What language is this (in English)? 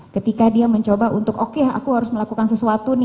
Indonesian